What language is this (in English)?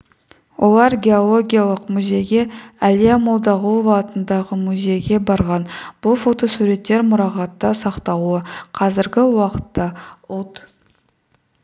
Kazakh